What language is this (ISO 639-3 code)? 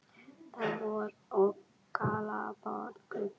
isl